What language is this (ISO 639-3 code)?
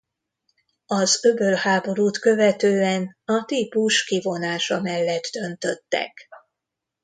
hun